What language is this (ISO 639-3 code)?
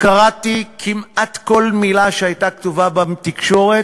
heb